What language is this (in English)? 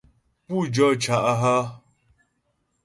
Ghomala